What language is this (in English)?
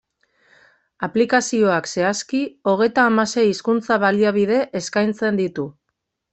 Basque